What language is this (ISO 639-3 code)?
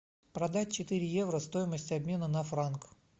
rus